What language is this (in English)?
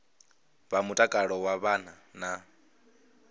Venda